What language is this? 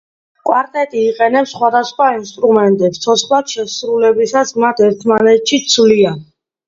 Georgian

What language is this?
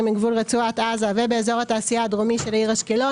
Hebrew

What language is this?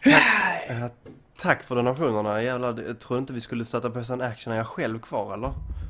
Swedish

